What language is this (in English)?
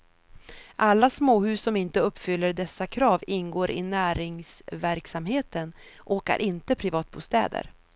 Swedish